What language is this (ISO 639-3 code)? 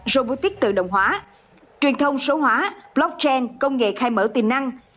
vie